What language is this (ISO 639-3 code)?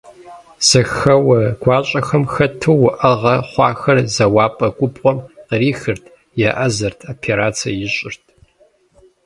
kbd